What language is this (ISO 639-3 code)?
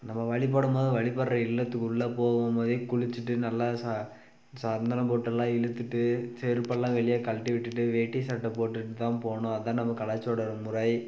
tam